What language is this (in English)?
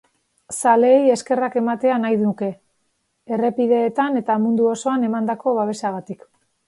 Basque